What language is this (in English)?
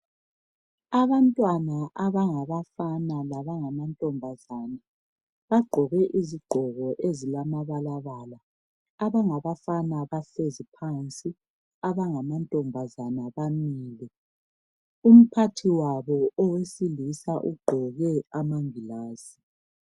North Ndebele